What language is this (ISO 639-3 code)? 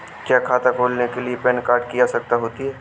hin